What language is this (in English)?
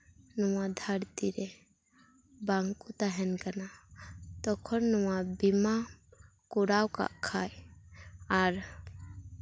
Santali